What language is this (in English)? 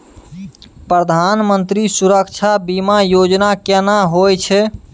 Maithili